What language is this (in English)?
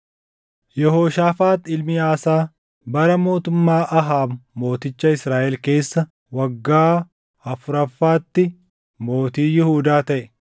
Oromo